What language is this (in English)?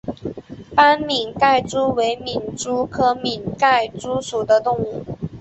Chinese